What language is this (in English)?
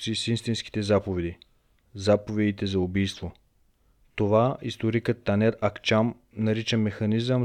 Bulgarian